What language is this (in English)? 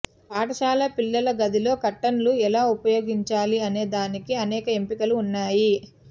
Telugu